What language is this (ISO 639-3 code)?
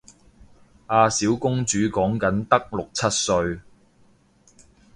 yue